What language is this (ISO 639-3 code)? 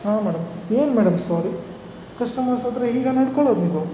kan